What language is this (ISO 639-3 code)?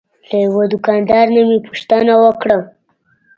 pus